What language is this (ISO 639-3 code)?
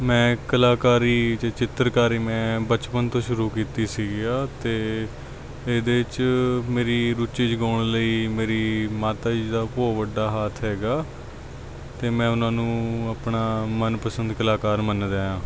pan